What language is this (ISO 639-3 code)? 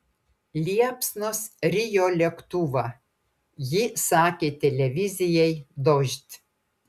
lit